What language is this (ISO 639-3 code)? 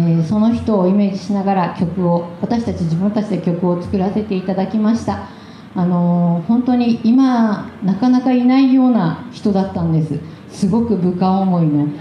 jpn